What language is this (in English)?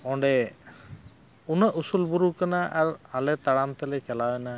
Santali